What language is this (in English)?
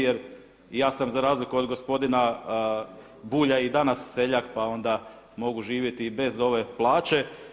Croatian